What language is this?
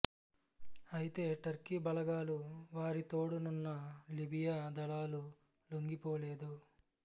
Telugu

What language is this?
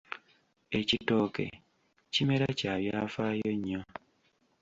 Ganda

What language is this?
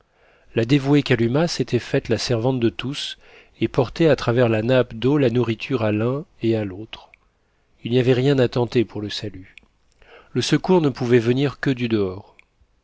French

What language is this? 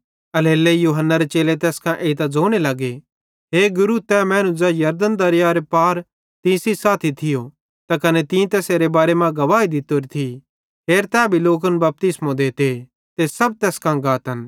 Bhadrawahi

